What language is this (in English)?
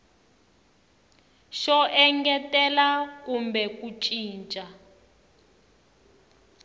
Tsonga